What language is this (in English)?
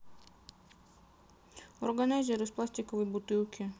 Russian